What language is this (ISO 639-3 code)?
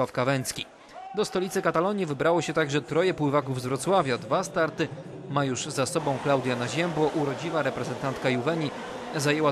pol